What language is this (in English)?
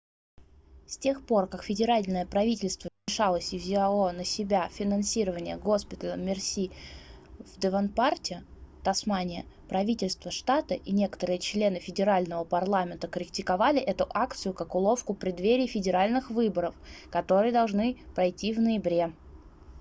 Russian